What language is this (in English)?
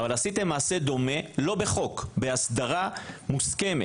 Hebrew